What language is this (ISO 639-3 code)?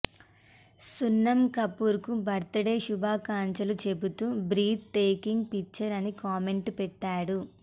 tel